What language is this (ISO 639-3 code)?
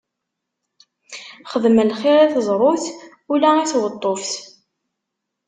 kab